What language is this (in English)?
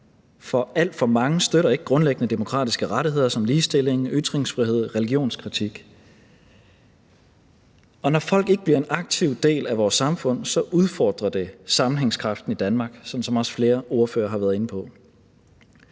Danish